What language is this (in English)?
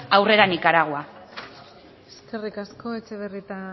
Basque